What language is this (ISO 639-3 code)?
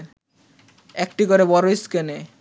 ben